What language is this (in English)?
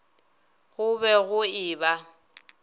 Northern Sotho